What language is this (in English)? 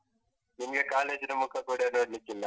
Kannada